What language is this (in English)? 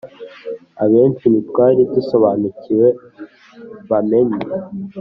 Kinyarwanda